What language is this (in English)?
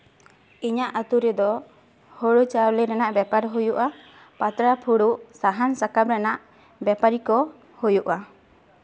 Santali